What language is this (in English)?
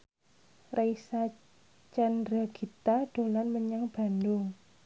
Javanese